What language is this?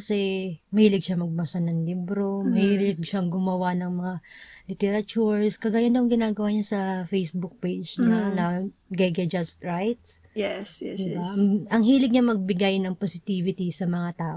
Filipino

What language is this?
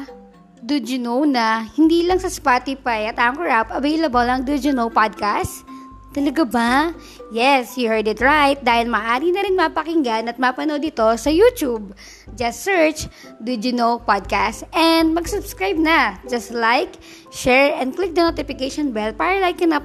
Filipino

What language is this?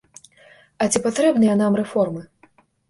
Belarusian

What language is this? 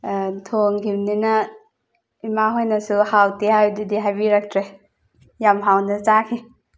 Manipuri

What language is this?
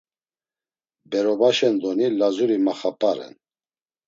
Laz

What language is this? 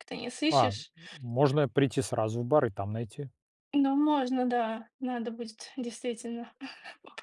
Russian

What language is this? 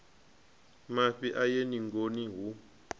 Venda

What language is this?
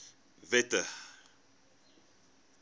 Afrikaans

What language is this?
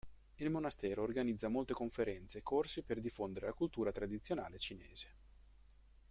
Italian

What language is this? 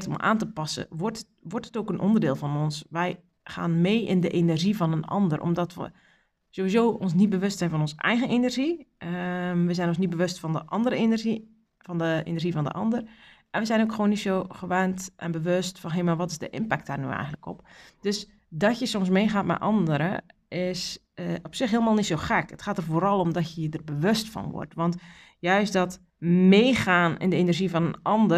Dutch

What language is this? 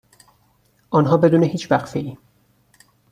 Persian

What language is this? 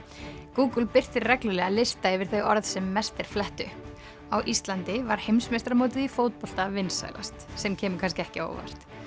Icelandic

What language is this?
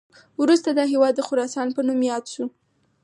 Pashto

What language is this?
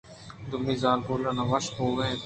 Eastern Balochi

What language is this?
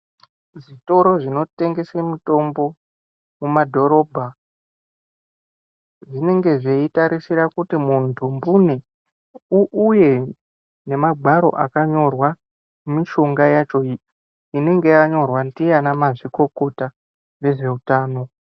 Ndau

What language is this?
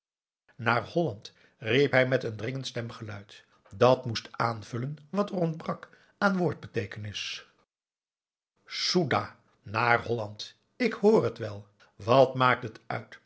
Dutch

